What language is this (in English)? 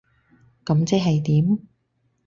Cantonese